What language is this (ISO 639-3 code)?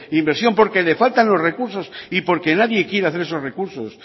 spa